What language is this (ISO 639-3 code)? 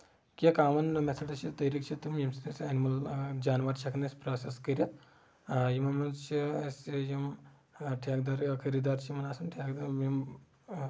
kas